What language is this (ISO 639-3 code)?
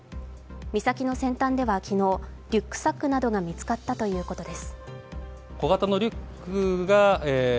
jpn